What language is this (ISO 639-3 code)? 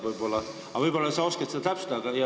est